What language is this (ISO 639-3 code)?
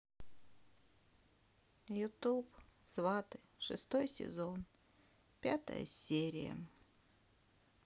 rus